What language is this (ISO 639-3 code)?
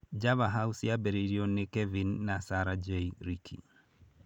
kik